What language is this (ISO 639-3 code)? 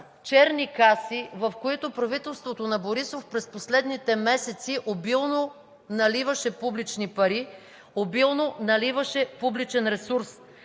bul